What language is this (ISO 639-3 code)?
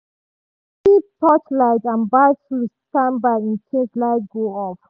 pcm